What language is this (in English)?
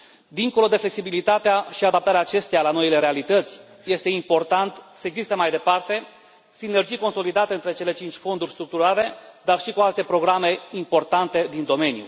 Romanian